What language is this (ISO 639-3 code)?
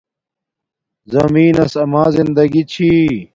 dmk